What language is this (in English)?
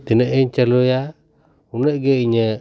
Santali